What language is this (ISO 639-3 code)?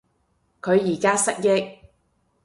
yue